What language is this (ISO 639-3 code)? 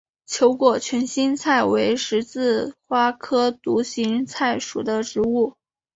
zho